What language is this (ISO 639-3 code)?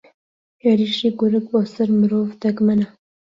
ckb